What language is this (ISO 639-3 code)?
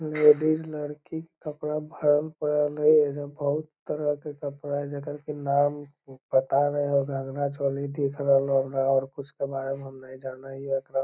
mag